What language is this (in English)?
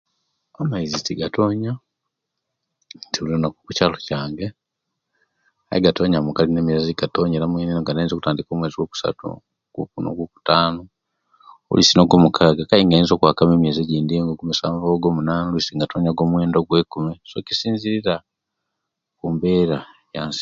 Kenyi